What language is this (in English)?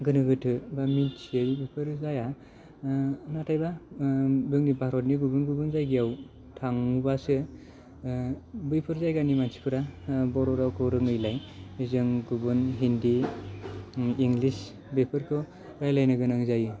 Bodo